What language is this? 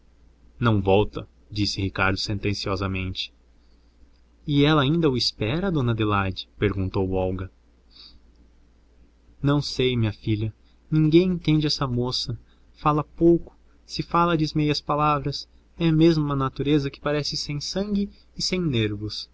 Portuguese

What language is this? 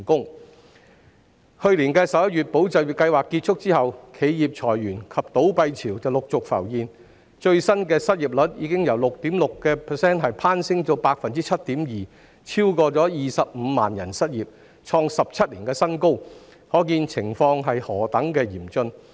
Cantonese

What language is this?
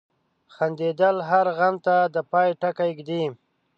Pashto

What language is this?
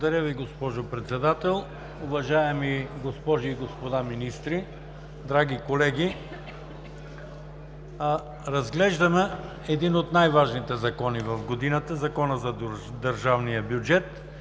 Bulgarian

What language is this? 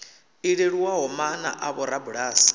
Venda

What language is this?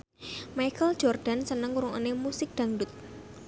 Javanese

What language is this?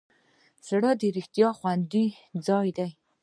Pashto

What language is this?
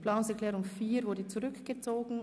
Swiss German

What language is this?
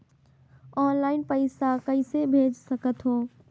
Chhattisgarhi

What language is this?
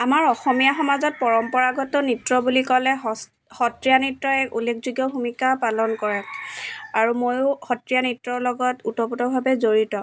Assamese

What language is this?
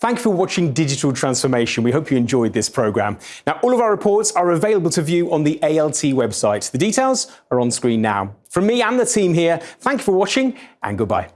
English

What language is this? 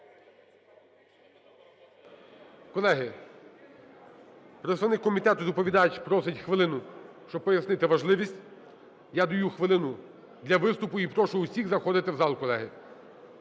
Ukrainian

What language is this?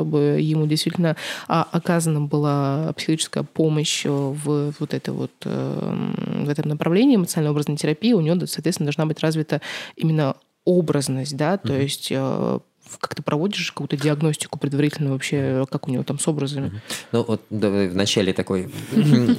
Russian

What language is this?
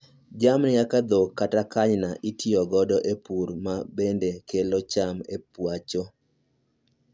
Luo (Kenya and Tanzania)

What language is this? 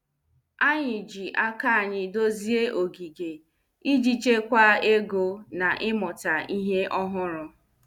Igbo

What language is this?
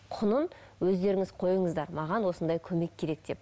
Kazakh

